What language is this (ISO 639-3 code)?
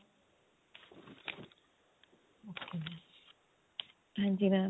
pan